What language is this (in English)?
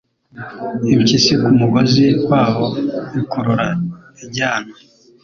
Kinyarwanda